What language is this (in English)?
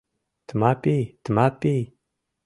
Mari